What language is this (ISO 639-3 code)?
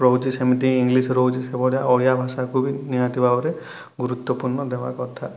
ori